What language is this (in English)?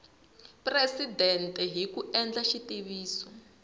Tsonga